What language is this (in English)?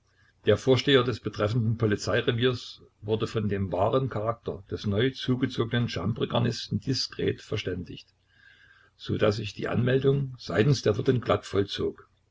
German